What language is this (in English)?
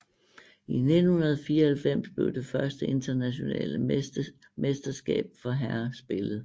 Danish